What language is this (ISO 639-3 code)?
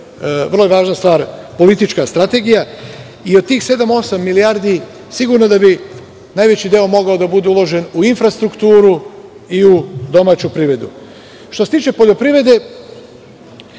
srp